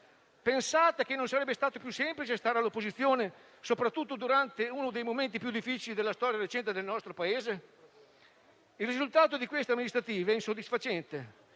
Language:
Italian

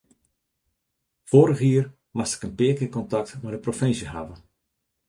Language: Western Frisian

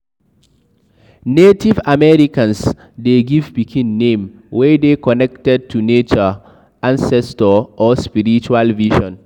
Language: Nigerian Pidgin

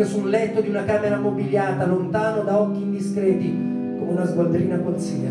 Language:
Italian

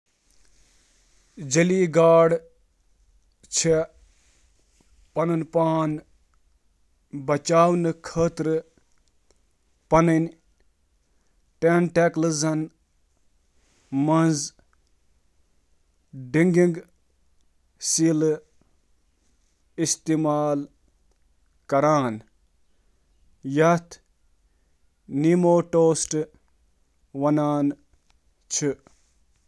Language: Kashmiri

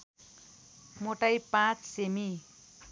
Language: Nepali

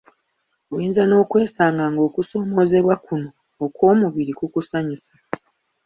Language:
Ganda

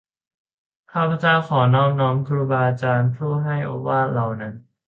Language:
Thai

